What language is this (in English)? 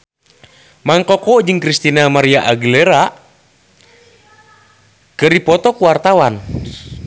Sundanese